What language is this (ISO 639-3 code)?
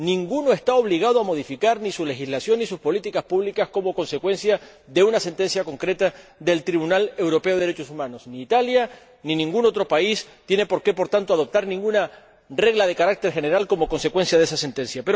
spa